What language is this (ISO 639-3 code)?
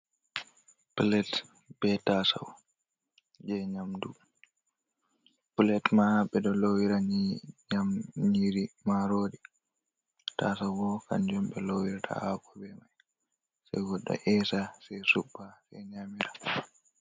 ful